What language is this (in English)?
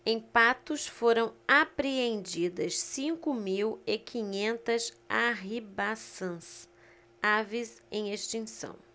Portuguese